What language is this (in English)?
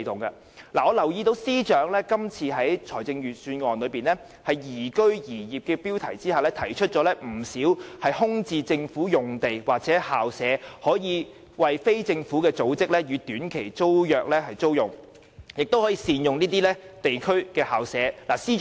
Cantonese